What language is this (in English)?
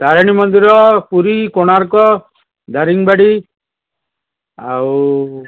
Odia